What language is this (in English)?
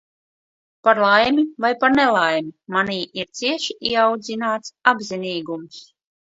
Latvian